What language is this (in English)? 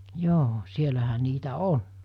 Finnish